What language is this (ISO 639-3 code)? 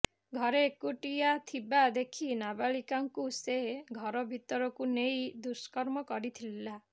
ori